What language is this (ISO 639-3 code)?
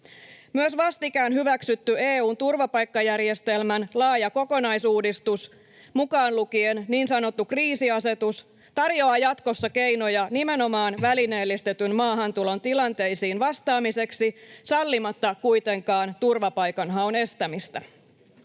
fin